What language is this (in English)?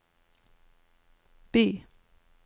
Norwegian